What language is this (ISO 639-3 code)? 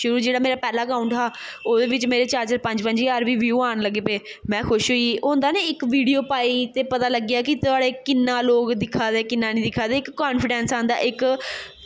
doi